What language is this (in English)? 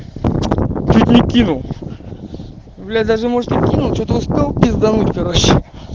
Russian